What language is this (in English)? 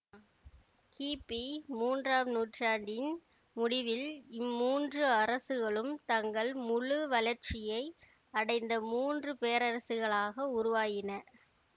Tamil